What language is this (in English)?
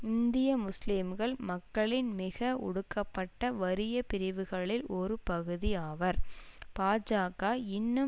Tamil